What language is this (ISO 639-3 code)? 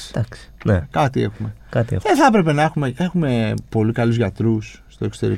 ell